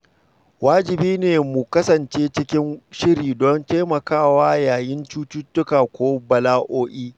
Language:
Hausa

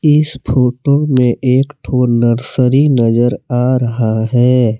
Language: Hindi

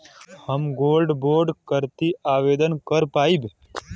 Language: Bhojpuri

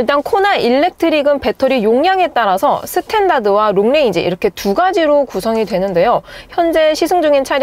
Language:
Korean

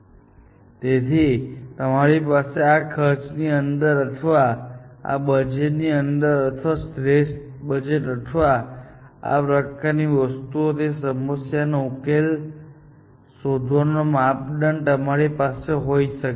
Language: Gujarati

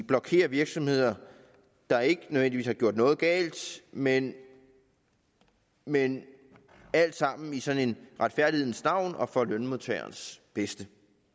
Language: Danish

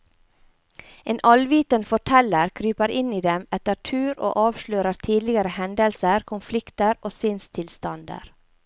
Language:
Norwegian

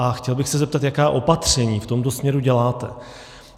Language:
Czech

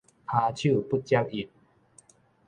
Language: Min Nan Chinese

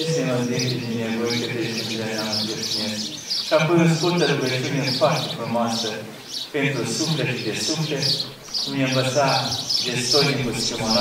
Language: Romanian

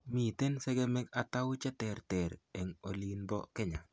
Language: Kalenjin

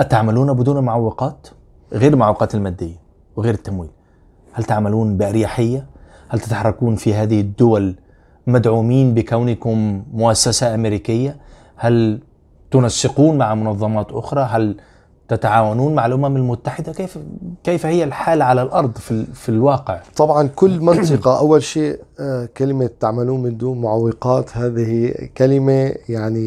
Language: Arabic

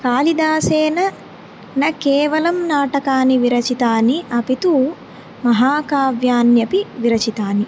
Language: Sanskrit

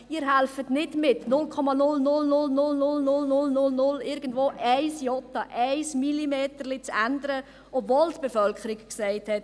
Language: Swiss German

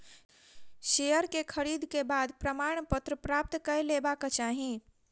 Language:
Maithili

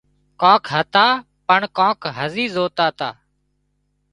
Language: Wadiyara Koli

